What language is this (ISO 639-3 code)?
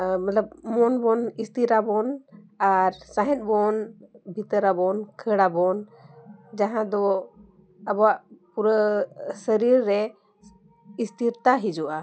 sat